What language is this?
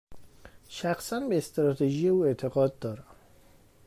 Persian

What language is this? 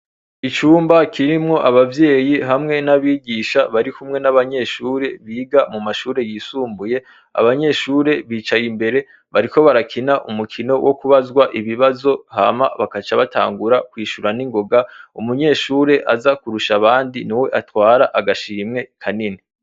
Rundi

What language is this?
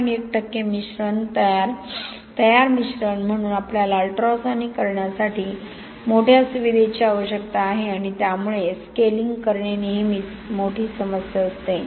Marathi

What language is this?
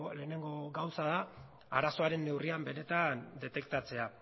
Basque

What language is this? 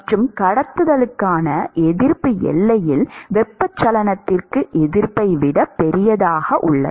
Tamil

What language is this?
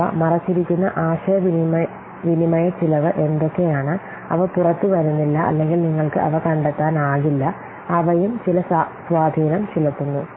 Malayalam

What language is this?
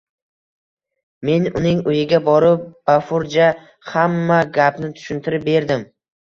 Uzbek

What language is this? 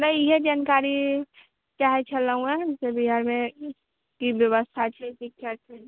Maithili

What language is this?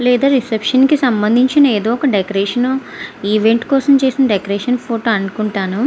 Telugu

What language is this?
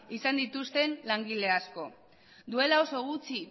Basque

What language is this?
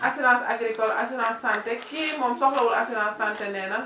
Wolof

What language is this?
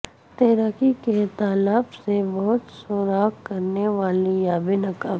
Urdu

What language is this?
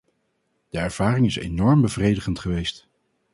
Dutch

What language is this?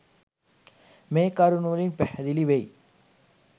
Sinhala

